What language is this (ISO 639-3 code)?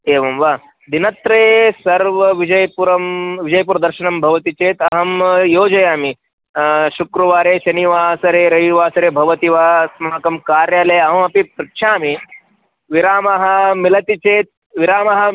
san